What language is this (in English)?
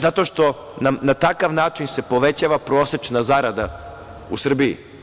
Serbian